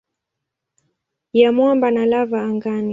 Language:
Swahili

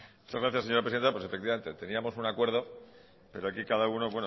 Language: Spanish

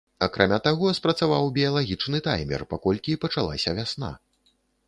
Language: Belarusian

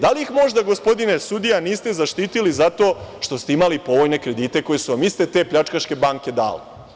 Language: Serbian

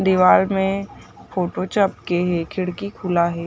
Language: Chhattisgarhi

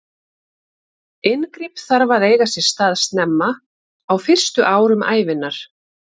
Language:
Icelandic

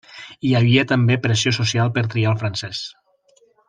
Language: Catalan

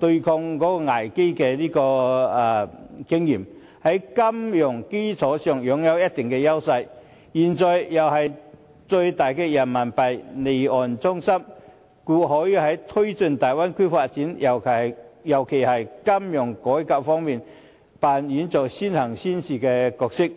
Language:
Cantonese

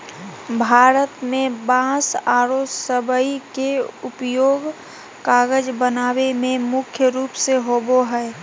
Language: Magahi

